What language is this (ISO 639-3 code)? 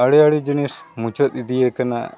sat